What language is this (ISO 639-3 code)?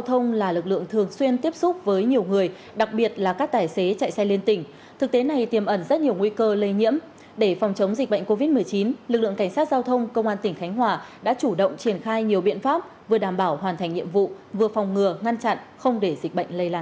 vie